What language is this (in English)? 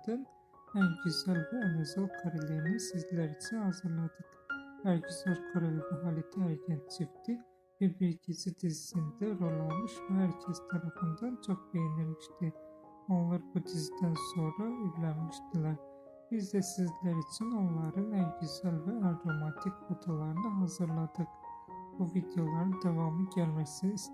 Turkish